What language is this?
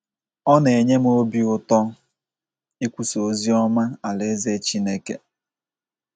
Igbo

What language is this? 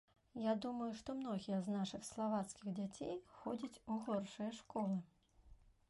Belarusian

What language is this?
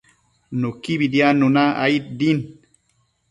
Matsés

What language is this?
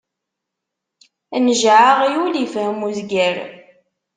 Kabyle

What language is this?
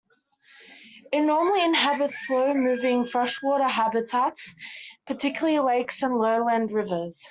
English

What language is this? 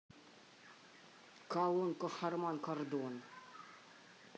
Russian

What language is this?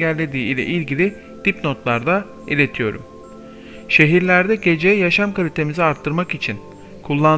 Turkish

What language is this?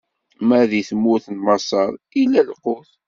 Kabyle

